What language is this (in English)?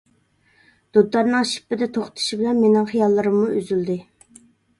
Uyghur